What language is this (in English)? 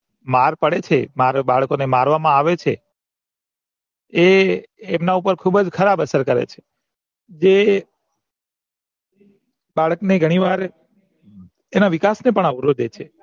Gujarati